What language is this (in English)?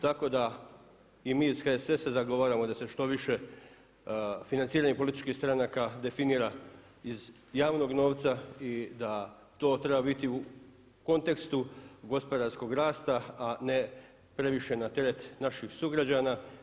Croatian